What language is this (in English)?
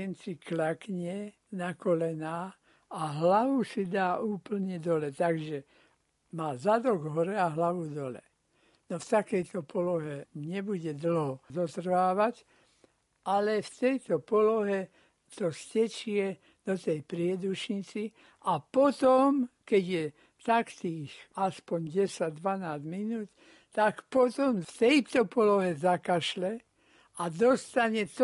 Slovak